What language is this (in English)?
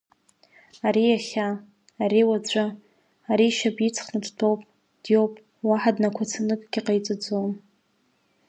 Abkhazian